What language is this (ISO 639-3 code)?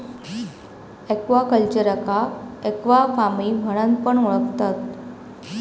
mar